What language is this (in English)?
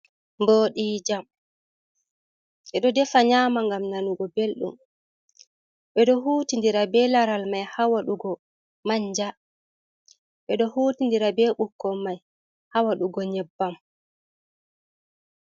Fula